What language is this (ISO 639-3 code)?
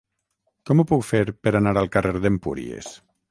cat